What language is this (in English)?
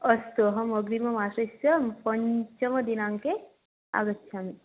Sanskrit